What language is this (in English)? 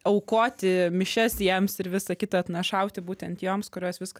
Lithuanian